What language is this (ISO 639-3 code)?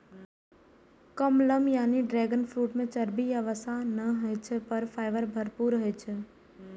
mai